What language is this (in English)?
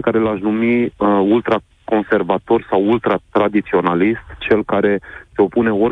Romanian